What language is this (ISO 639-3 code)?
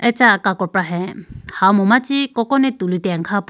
clk